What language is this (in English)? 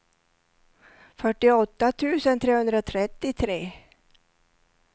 Swedish